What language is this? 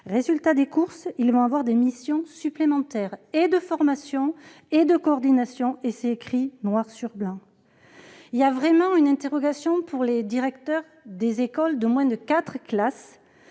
French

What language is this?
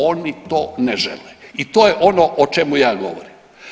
Croatian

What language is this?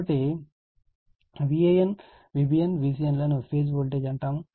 Telugu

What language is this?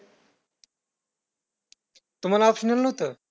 Marathi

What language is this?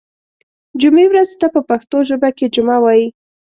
Pashto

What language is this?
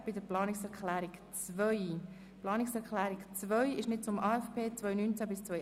Swiss German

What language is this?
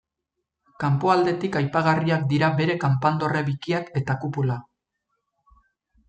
Basque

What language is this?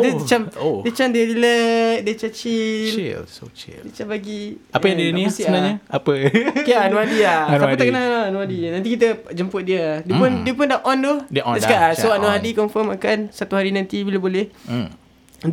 Malay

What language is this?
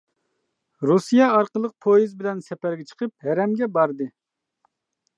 Uyghur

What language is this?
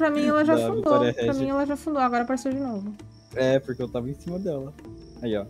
Portuguese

